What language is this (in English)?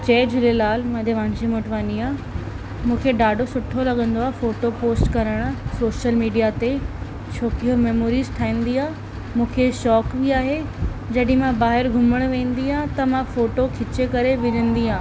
Sindhi